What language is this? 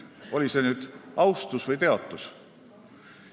Estonian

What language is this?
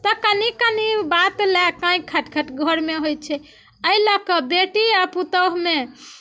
Maithili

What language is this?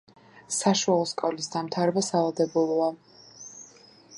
Georgian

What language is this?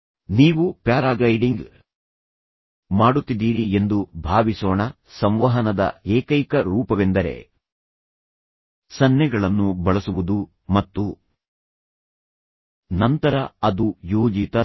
Kannada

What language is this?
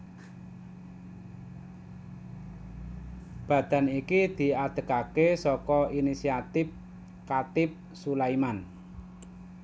Javanese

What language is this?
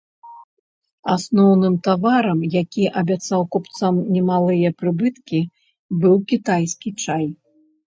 Belarusian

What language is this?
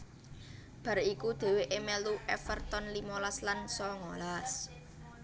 Javanese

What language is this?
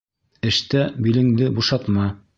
Bashkir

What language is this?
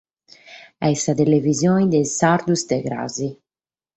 Sardinian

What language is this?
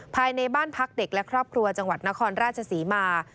Thai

